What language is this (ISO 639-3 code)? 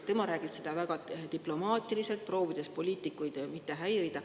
est